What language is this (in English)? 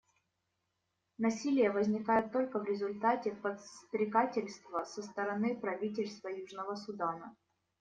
Russian